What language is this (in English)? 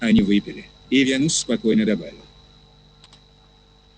Russian